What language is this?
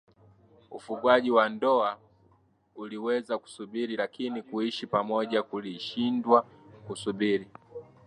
Swahili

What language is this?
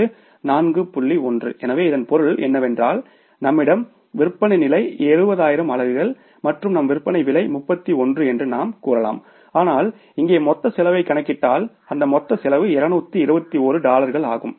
Tamil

